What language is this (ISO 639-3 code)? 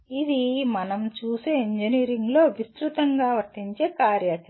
tel